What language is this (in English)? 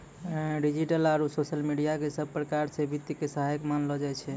Maithili